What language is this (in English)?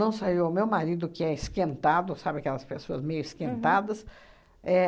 Portuguese